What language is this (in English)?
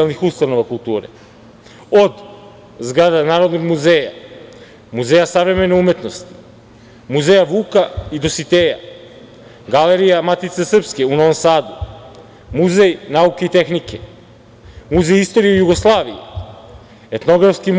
Serbian